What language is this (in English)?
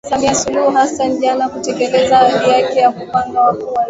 Swahili